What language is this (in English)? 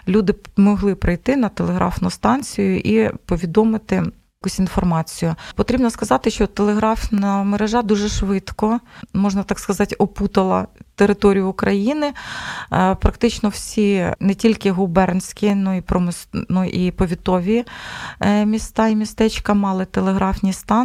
Ukrainian